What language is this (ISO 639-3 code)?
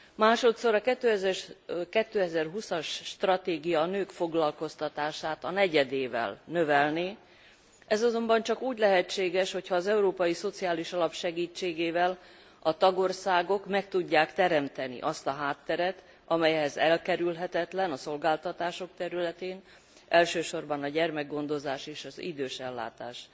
hun